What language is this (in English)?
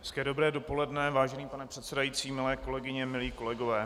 Czech